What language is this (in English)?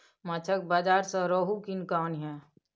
Maithili